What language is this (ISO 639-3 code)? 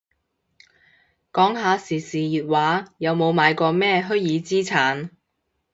yue